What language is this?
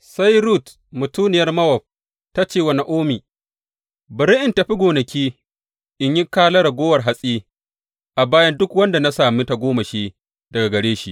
Hausa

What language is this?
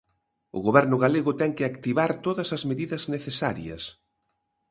Galician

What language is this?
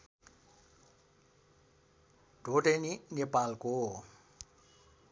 Nepali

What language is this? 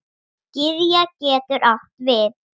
Icelandic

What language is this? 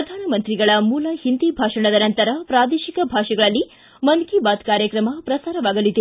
Kannada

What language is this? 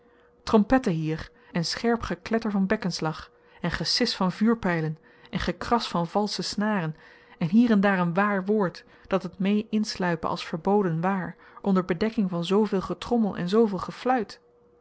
Dutch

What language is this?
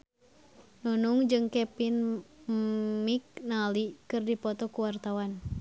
Sundanese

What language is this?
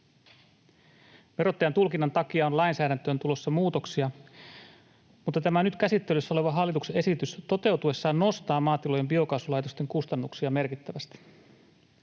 Finnish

